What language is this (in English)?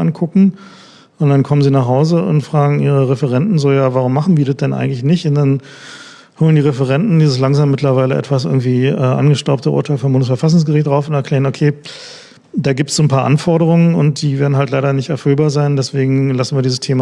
German